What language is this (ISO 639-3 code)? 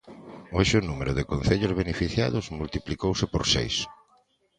glg